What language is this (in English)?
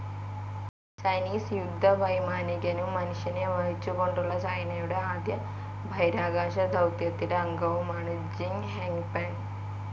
Malayalam